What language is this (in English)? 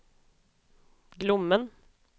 Swedish